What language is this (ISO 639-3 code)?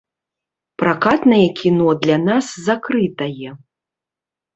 bel